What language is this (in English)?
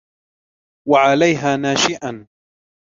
Arabic